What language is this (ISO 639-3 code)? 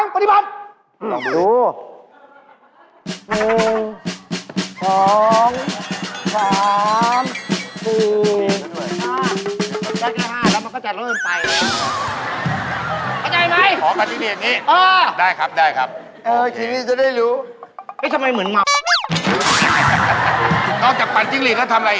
tha